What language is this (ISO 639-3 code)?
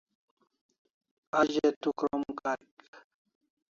kls